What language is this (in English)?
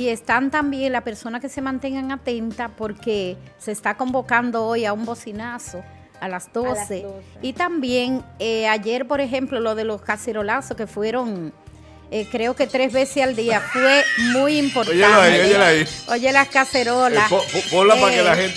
Spanish